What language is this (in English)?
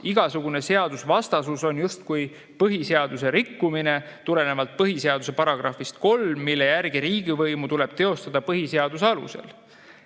Estonian